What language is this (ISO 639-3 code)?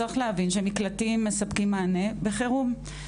heb